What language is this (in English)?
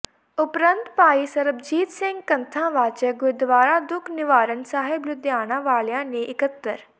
Punjabi